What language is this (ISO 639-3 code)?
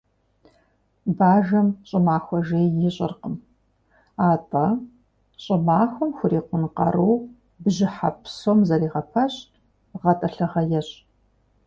kbd